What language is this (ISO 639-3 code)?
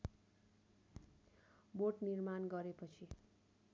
nep